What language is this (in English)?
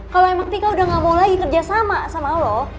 Indonesian